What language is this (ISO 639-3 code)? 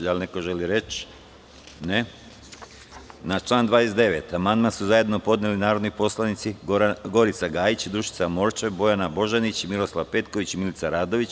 srp